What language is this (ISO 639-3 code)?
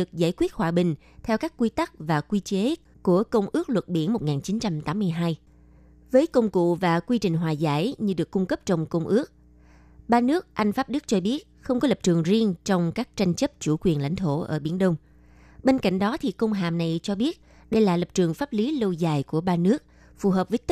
vie